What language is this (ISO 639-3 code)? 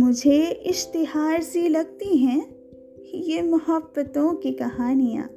hin